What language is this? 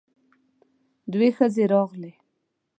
Pashto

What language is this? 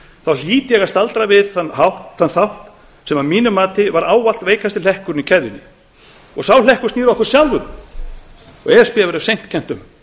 Icelandic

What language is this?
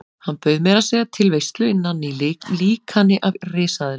Icelandic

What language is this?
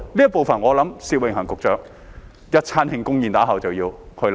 Cantonese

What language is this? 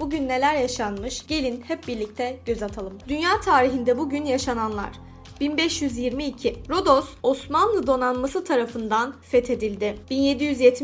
Turkish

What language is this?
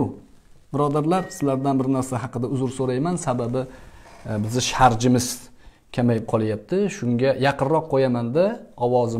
Turkish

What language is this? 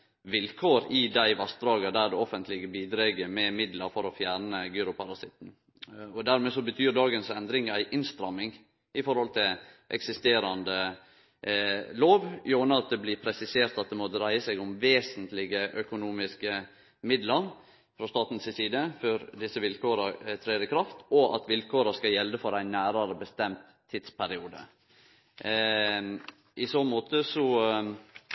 Norwegian Nynorsk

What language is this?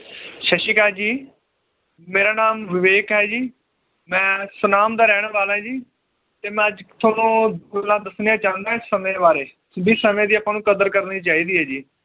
Punjabi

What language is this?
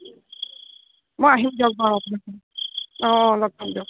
Assamese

